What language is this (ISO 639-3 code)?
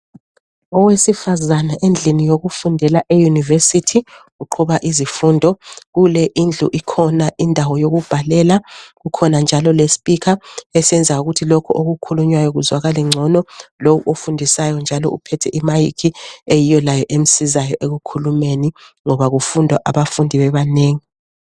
nde